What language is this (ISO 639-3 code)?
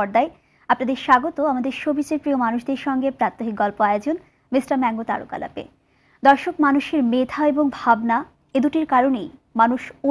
hin